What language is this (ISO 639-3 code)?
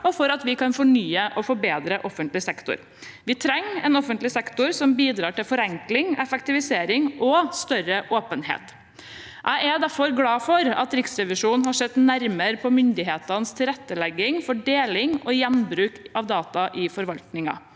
nor